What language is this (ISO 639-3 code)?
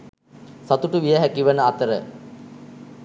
sin